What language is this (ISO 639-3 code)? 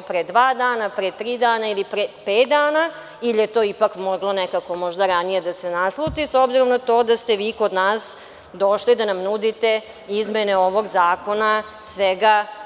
srp